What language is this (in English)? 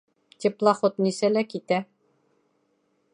Bashkir